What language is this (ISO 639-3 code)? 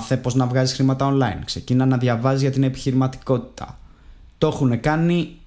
ell